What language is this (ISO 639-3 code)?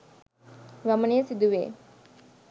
sin